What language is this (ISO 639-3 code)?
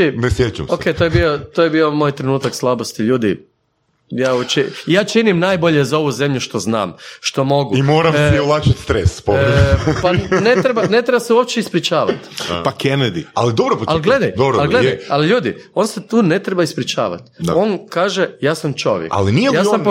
hrv